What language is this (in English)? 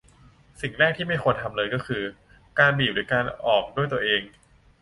Thai